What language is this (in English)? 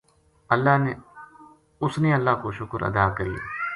Gujari